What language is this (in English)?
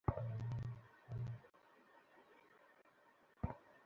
Bangla